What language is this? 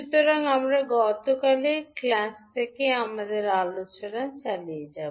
Bangla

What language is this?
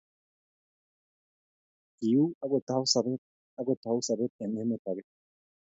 Kalenjin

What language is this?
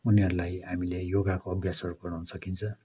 Nepali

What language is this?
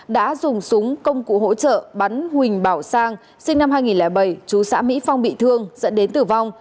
Vietnamese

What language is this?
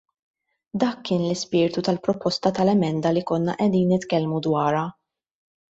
Maltese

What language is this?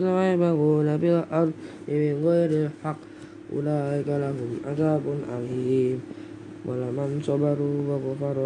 Indonesian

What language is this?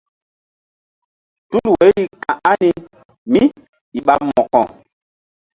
Mbum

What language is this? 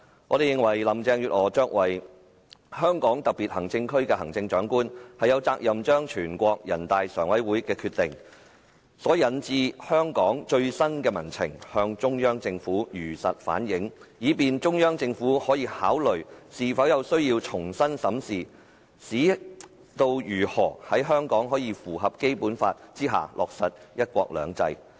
Cantonese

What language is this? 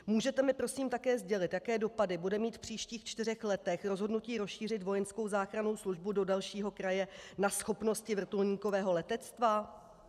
Czech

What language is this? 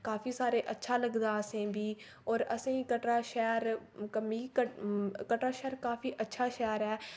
Dogri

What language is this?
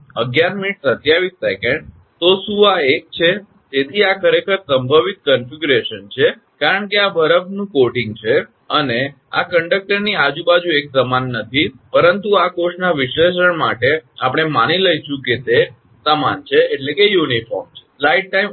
Gujarati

